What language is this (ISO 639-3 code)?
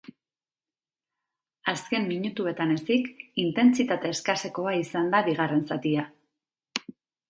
eus